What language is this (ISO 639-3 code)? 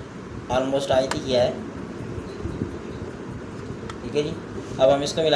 urd